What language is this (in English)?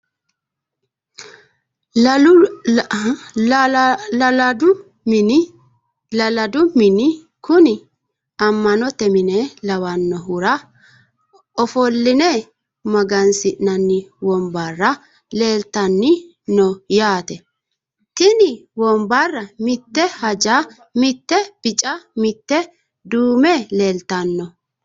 Sidamo